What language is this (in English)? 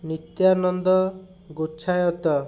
Odia